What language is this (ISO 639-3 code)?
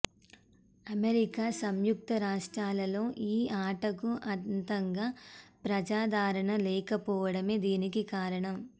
tel